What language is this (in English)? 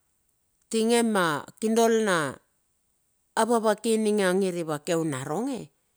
Bilur